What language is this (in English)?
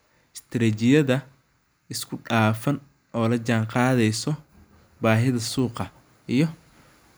Somali